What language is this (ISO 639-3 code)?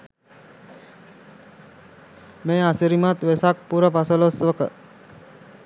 sin